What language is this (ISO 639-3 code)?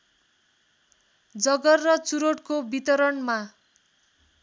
nep